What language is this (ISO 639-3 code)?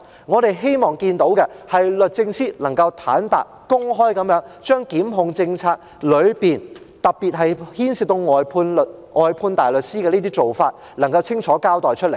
yue